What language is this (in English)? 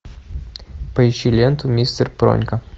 Russian